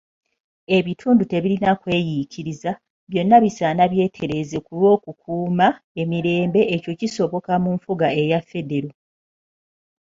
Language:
Ganda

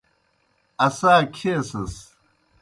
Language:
Kohistani Shina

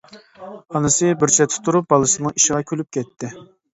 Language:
Uyghur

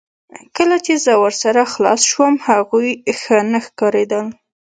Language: Pashto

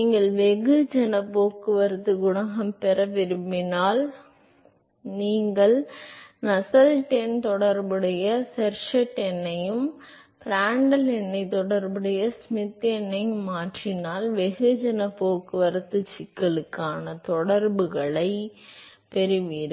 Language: Tamil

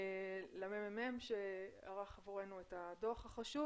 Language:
Hebrew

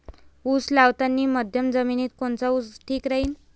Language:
Marathi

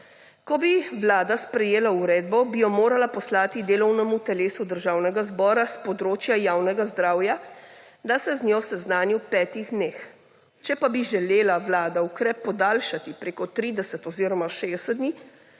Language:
Slovenian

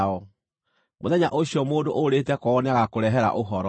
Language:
Kikuyu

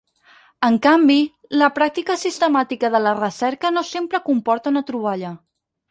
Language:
Catalan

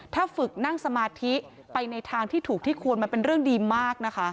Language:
Thai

